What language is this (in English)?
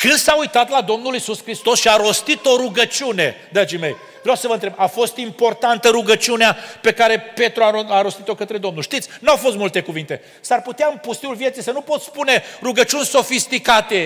Romanian